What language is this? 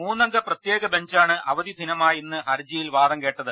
Malayalam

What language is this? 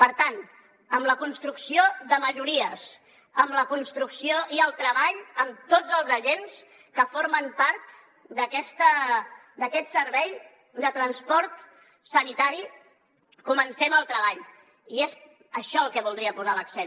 Catalan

